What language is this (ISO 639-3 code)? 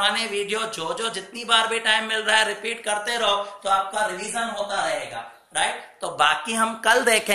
hin